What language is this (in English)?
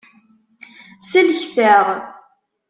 Kabyle